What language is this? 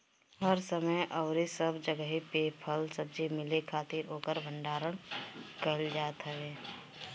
Bhojpuri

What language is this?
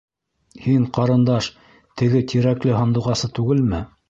Bashkir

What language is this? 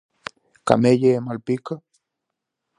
Galician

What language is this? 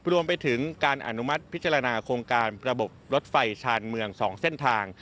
Thai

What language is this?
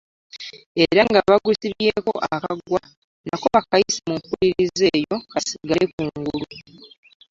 Ganda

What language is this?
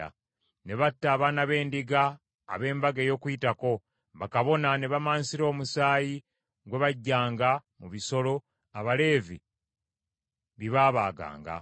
Ganda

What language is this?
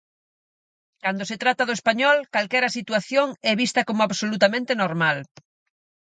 Galician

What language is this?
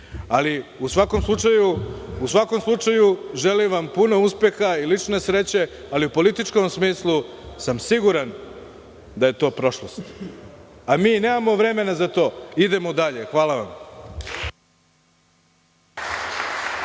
Serbian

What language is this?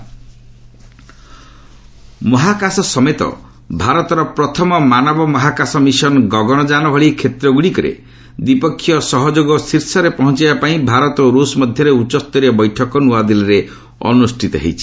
Odia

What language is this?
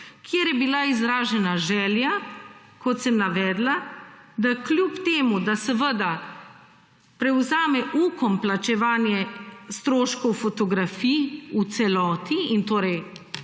Slovenian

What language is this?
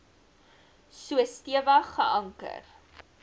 Afrikaans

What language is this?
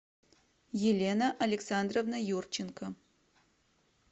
Russian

